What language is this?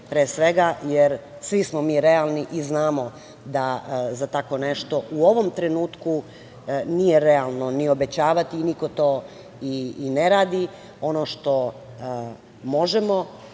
Serbian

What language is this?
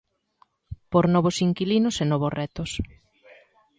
Galician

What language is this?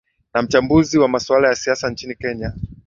Swahili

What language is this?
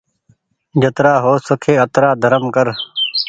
Goaria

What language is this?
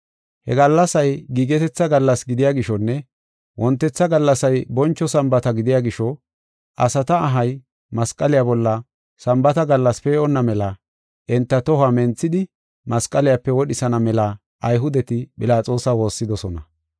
Gofa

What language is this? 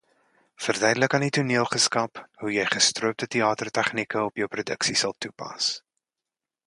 Afrikaans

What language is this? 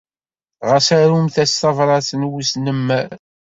Kabyle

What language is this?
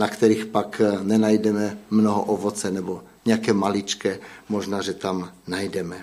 Czech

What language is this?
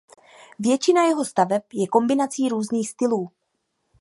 Czech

